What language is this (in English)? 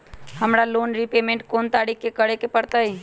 Magahi